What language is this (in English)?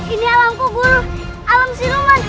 Indonesian